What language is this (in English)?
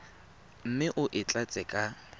Tswana